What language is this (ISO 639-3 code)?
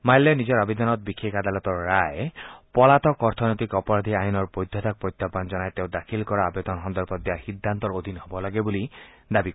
asm